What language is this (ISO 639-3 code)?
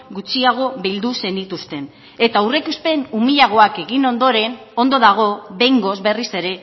eus